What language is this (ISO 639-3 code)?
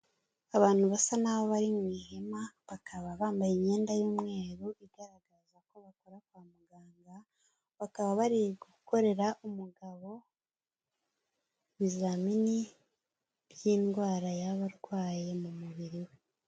kin